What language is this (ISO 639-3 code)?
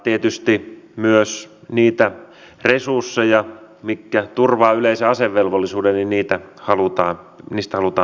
fin